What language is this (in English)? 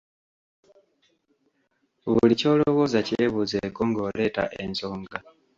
Ganda